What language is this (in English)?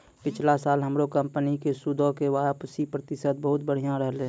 Maithili